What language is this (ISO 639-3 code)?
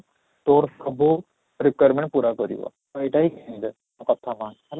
ori